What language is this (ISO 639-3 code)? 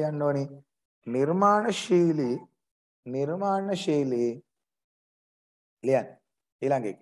tha